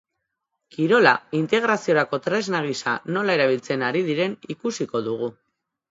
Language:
Basque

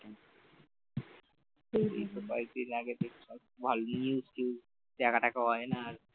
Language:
Bangla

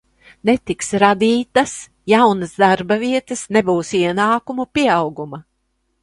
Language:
Latvian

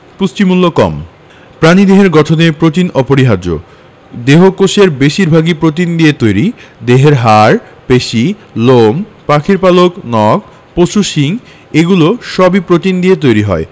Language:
Bangla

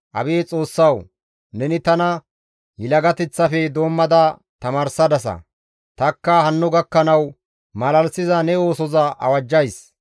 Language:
Gamo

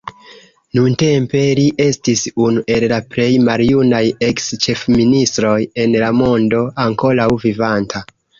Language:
Esperanto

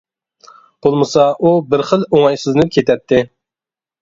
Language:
Uyghur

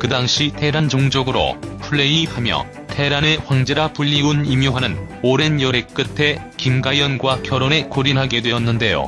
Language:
Korean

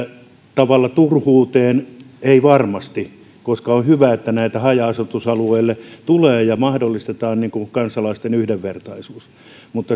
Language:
Finnish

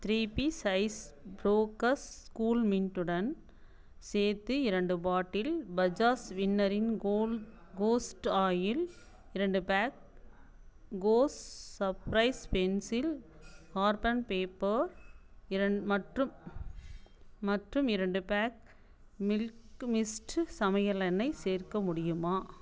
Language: Tamil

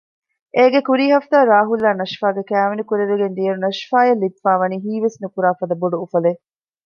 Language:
Divehi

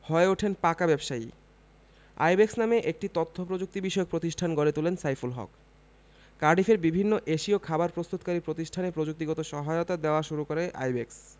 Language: Bangla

